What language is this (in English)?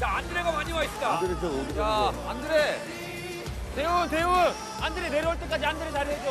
Korean